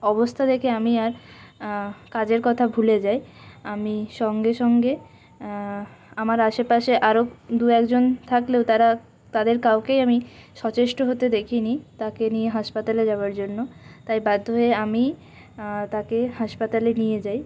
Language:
Bangla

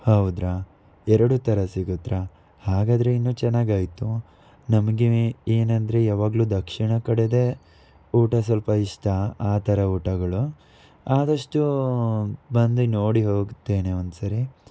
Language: Kannada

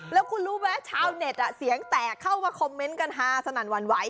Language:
Thai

